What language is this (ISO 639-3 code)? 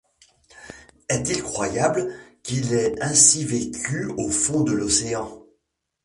fra